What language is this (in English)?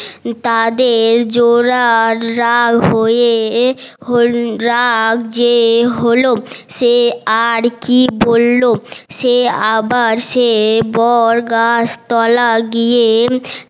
Bangla